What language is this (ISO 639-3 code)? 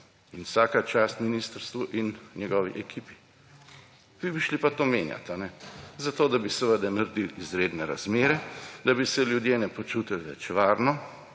slv